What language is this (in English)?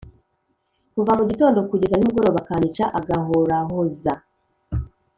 Kinyarwanda